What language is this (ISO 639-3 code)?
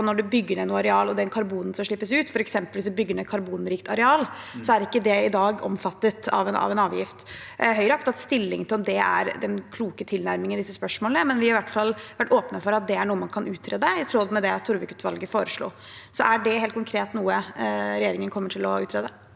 nor